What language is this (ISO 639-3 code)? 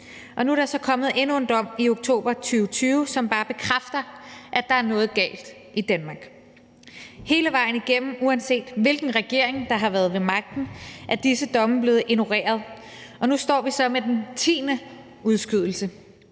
dan